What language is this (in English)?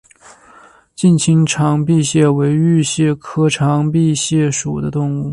Chinese